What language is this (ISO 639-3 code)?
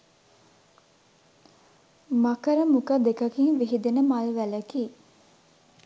sin